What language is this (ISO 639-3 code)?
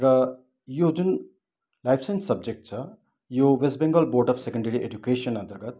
nep